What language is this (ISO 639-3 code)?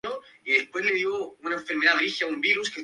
spa